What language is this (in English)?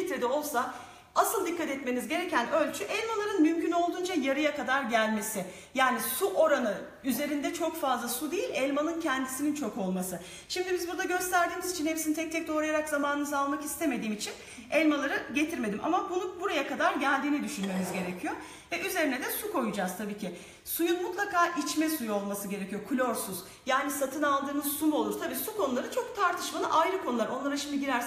Turkish